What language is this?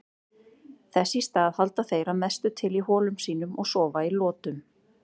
Icelandic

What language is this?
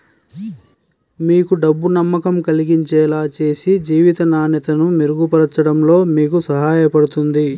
Telugu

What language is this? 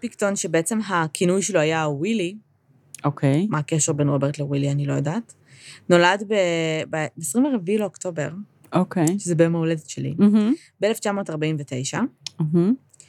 Hebrew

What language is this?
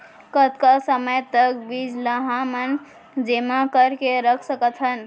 Chhattisgarhi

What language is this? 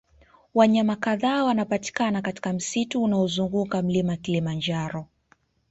Swahili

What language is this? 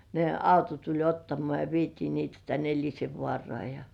Finnish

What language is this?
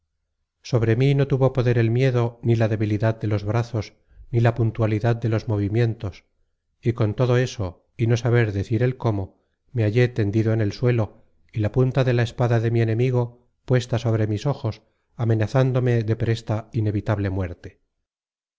Spanish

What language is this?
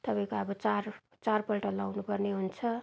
Nepali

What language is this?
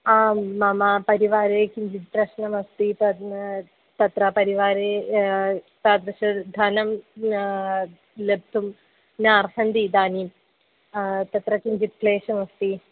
Sanskrit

